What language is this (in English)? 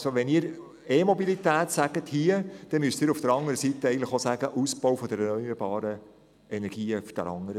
Swiss German